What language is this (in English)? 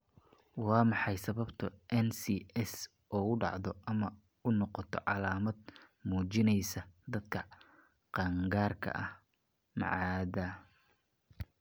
Somali